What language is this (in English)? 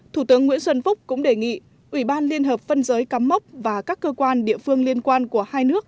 Vietnamese